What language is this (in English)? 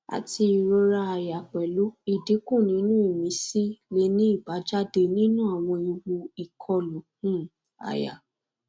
Yoruba